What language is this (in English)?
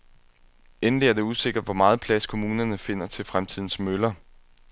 Danish